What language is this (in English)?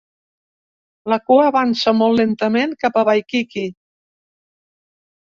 Catalan